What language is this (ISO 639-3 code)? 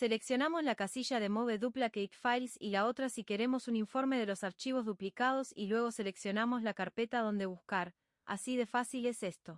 spa